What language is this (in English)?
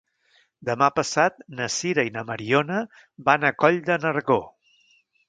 Catalan